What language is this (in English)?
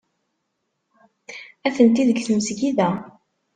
Kabyle